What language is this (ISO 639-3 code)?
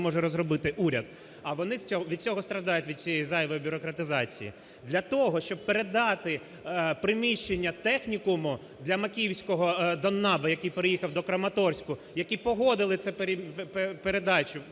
ukr